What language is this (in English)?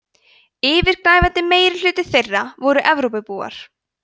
Icelandic